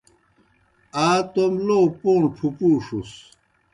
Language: Kohistani Shina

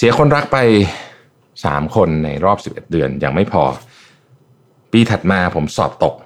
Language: Thai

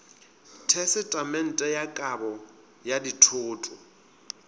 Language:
Northern Sotho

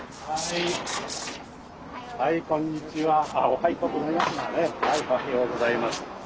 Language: Japanese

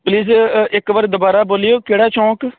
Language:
Punjabi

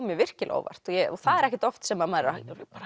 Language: Icelandic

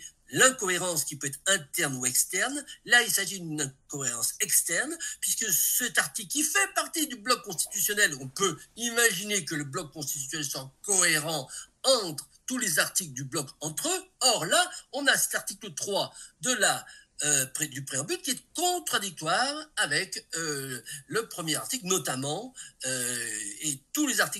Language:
French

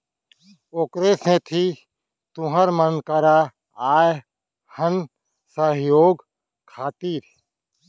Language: Chhattisgarhi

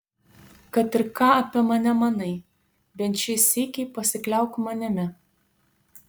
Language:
Lithuanian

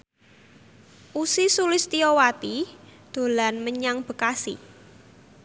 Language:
Javanese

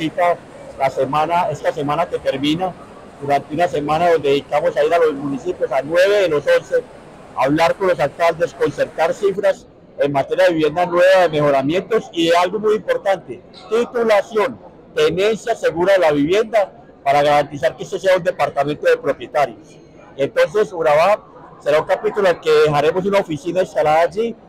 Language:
Spanish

